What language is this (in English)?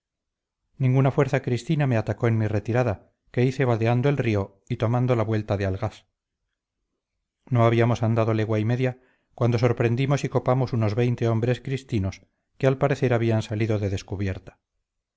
Spanish